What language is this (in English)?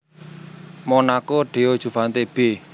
Javanese